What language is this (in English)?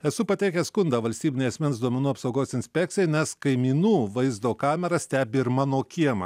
Lithuanian